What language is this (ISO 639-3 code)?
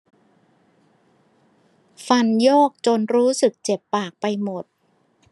tha